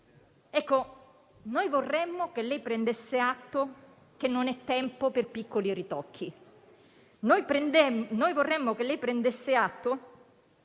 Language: Italian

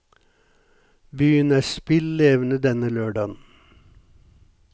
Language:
Norwegian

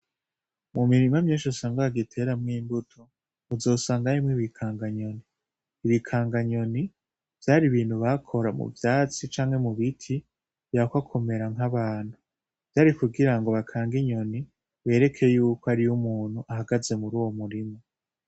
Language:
Rundi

